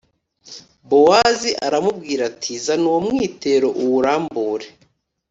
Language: Kinyarwanda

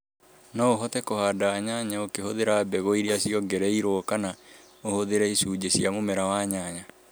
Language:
Kikuyu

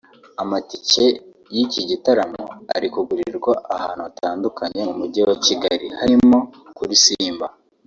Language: Kinyarwanda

